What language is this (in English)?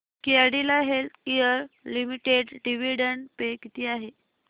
Marathi